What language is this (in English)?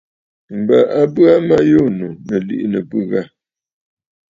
Bafut